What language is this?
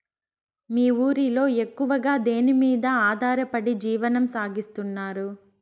Telugu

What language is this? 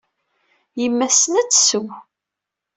Kabyle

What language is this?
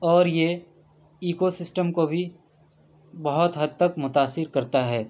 Urdu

